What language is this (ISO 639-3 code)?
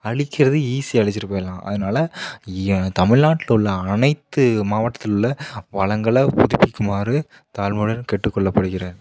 tam